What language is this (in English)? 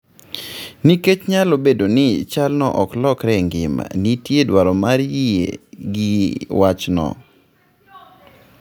Luo (Kenya and Tanzania)